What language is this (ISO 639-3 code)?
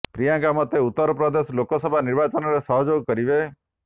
ori